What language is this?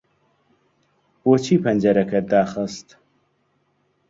Central Kurdish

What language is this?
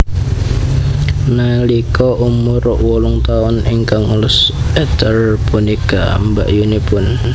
Javanese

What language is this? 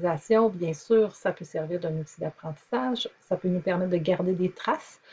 French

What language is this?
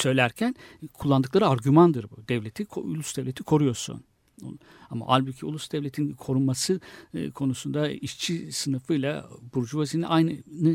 Turkish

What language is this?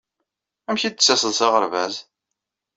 Kabyle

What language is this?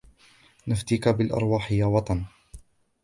Arabic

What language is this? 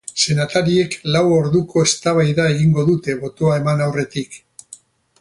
Basque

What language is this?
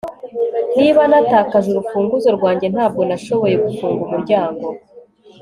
Kinyarwanda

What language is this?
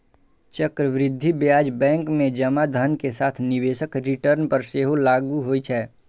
Maithili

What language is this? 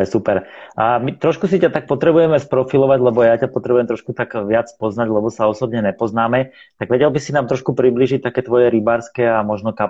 Slovak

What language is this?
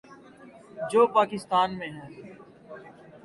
Urdu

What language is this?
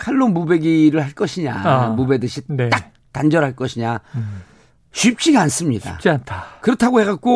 Korean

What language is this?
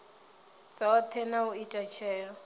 Venda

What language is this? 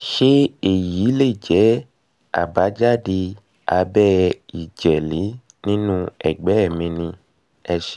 Yoruba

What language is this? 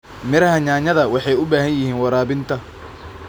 Somali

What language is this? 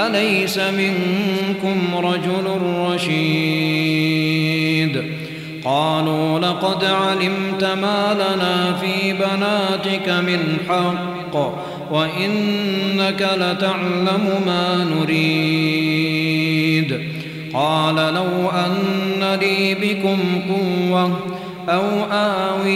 Arabic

